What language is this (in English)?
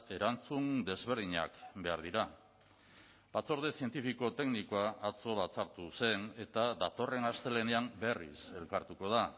Basque